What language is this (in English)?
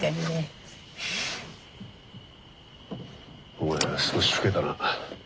Japanese